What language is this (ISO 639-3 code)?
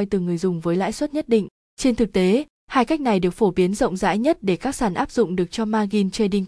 vie